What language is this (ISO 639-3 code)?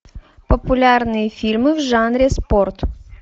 rus